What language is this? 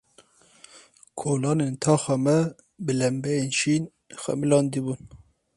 Kurdish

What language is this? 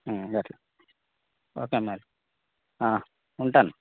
Telugu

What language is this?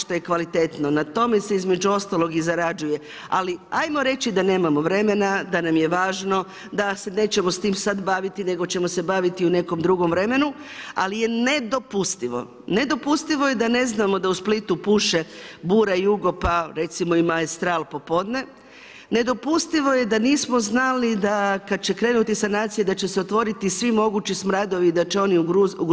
Croatian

